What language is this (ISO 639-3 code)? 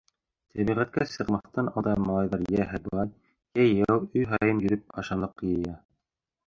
bak